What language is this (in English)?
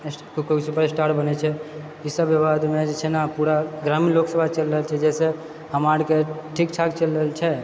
Maithili